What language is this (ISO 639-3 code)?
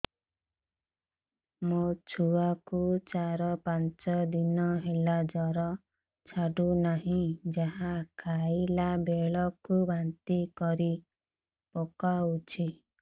ori